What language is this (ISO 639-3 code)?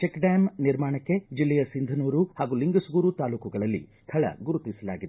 kan